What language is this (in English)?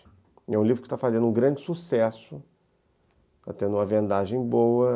Portuguese